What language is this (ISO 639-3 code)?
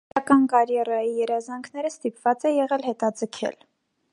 hye